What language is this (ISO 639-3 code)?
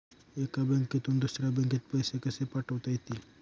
mar